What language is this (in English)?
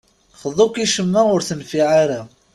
Kabyle